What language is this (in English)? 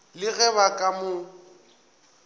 Northern Sotho